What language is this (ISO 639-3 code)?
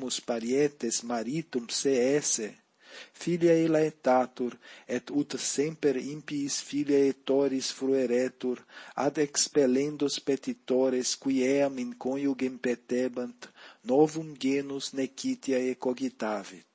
lat